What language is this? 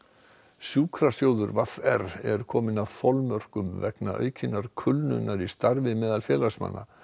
Icelandic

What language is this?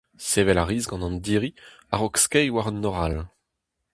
Breton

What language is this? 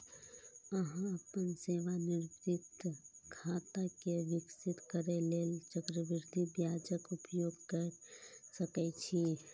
Maithili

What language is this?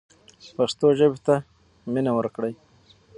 Pashto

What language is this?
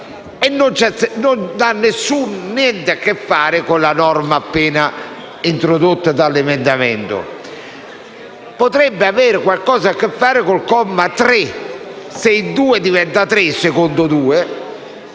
Italian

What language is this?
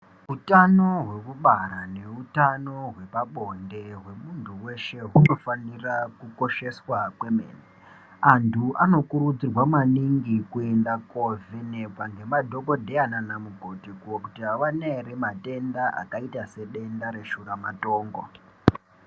Ndau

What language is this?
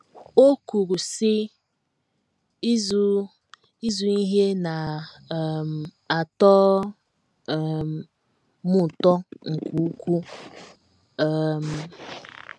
Igbo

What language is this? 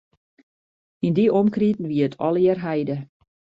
Western Frisian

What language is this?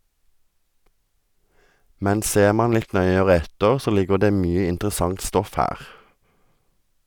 Norwegian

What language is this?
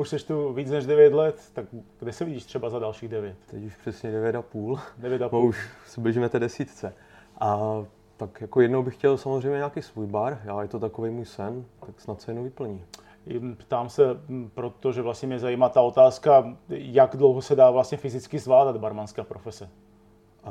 Czech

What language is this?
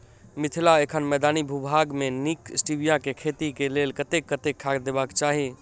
Maithili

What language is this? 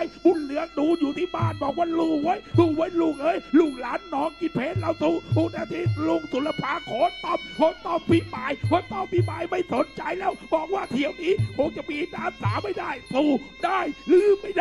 Thai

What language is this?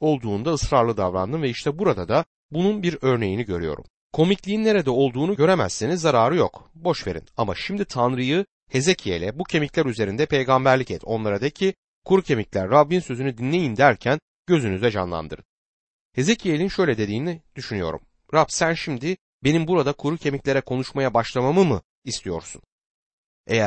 Turkish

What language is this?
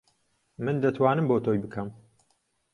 Central Kurdish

